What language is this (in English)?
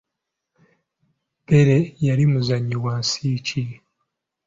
Ganda